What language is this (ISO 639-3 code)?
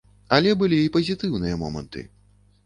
bel